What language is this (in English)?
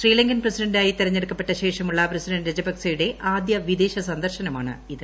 Malayalam